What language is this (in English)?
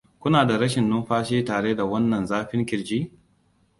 Hausa